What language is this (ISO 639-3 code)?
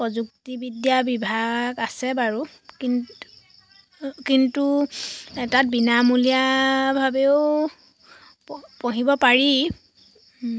asm